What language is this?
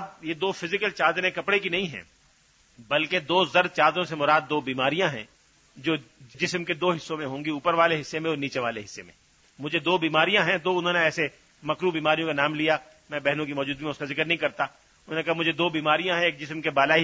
Urdu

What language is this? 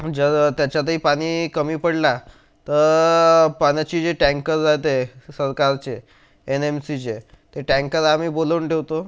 Marathi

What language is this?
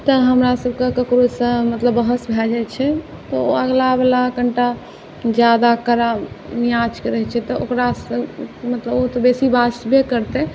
Maithili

